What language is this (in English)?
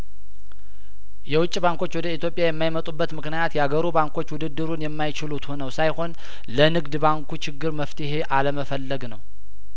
Amharic